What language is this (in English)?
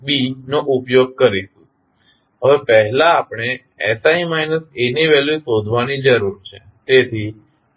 Gujarati